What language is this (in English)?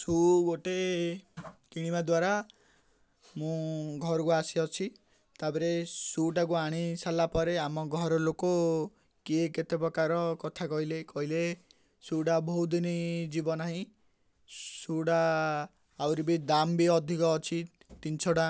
Odia